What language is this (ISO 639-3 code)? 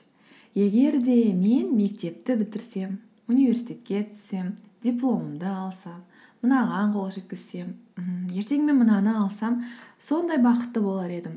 kaz